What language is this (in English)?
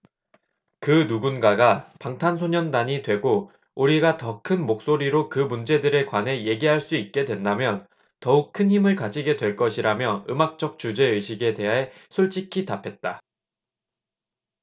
Korean